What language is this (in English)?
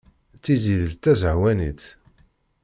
Kabyle